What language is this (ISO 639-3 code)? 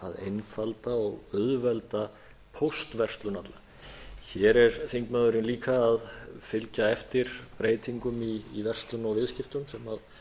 isl